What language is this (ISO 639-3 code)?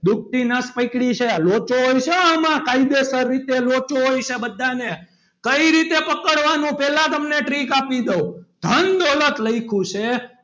guj